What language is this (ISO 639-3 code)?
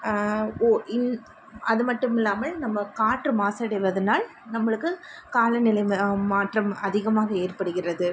tam